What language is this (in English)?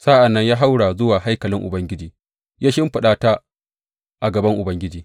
Hausa